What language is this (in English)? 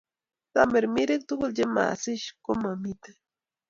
Kalenjin